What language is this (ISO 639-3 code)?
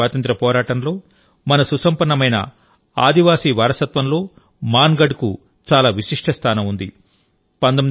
tel